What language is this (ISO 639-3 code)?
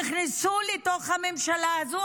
heb